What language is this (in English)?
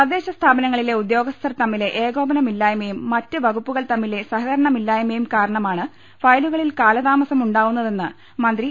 Malayalam